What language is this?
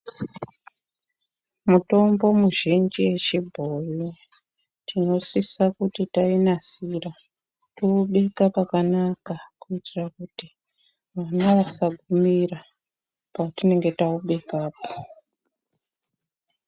Ndau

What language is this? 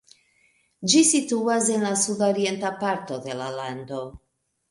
Esperanto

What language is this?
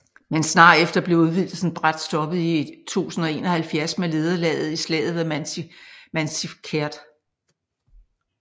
Danish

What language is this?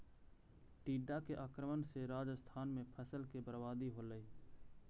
Magahi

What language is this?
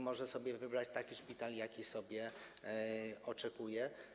Polish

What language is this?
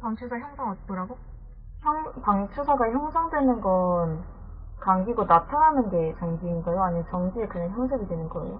Korean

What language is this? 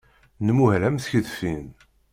Kabyle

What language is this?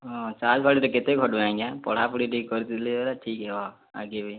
Odia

